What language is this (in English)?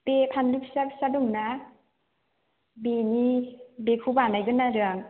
Bodo